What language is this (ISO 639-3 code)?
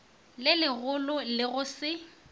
nso